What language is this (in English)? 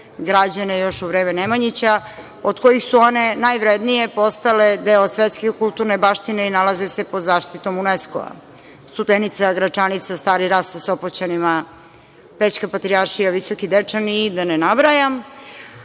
Serbian